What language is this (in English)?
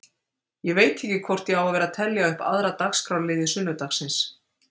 Icelandic